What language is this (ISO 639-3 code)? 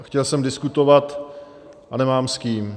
ces